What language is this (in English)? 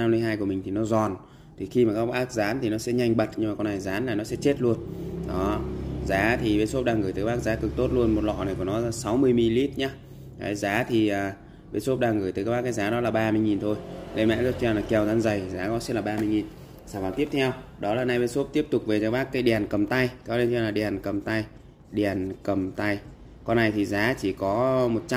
Vietnamese